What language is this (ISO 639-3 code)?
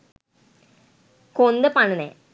sin